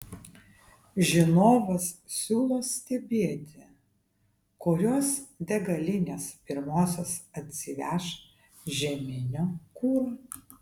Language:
Lithuanian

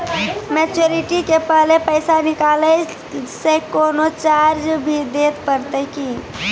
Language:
Maithili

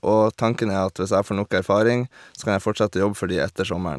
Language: Norwegian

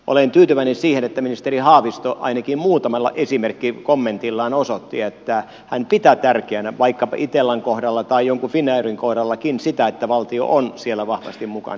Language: Finnish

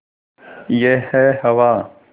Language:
Hindi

